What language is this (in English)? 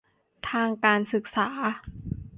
Thai